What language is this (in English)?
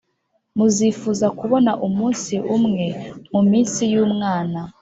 Kinyarwanda